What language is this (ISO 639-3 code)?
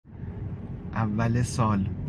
fas